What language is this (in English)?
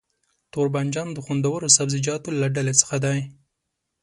Pashto